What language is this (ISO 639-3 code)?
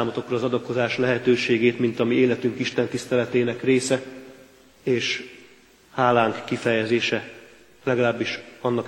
hun